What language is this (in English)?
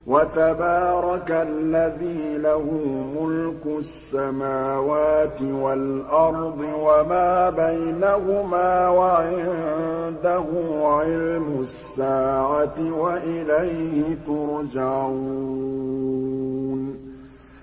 Arabic